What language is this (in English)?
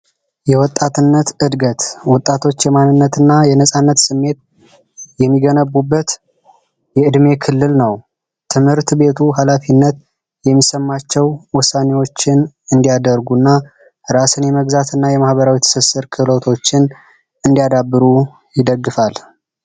Amharic